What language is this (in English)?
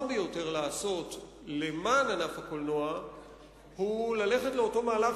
Hebrew